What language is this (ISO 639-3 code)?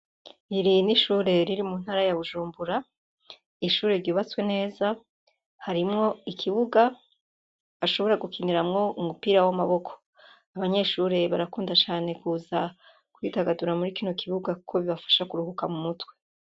run